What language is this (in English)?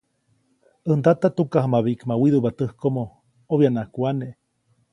Copainalá Zoque